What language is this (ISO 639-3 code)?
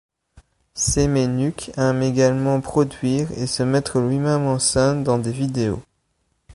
fra